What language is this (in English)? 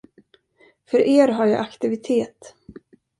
Swedish